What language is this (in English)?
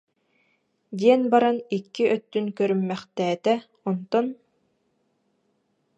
Yakut